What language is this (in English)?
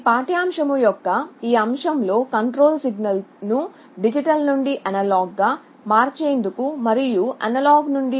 Telugu